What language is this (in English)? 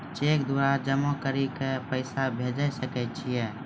Maithili